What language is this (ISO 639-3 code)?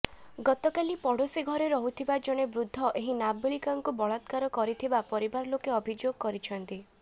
ori